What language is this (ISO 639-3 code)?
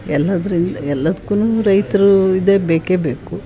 kan